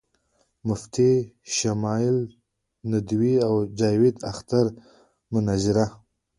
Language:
Pashto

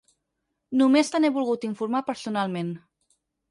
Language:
Catalan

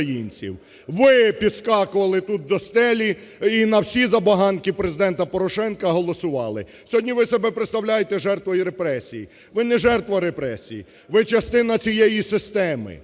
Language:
Ukrainian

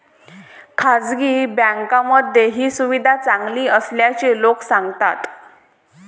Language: Marathi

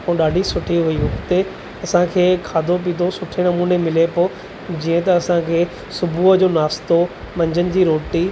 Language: Sindhi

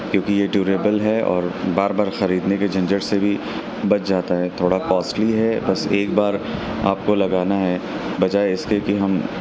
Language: Urdu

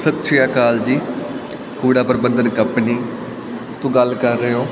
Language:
Punjabi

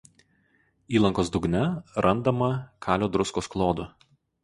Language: Lithuanian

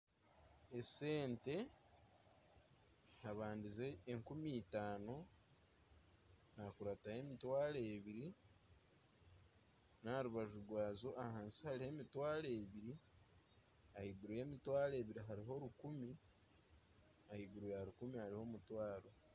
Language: Nyankole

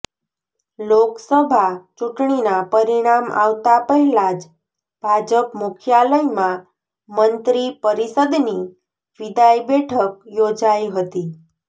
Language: Gujarati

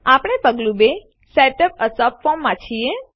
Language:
Gujarati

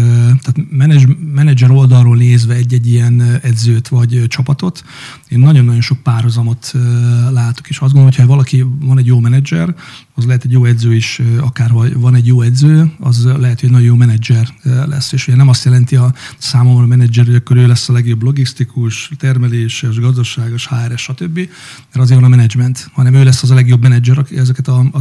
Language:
Hungarian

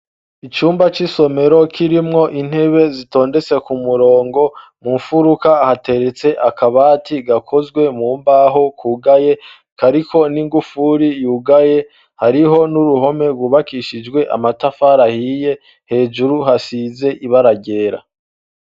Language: Rundi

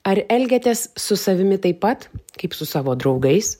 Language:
Lithuanian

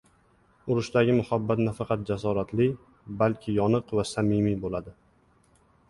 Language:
Uzbek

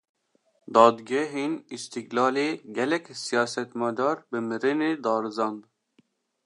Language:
Kurdish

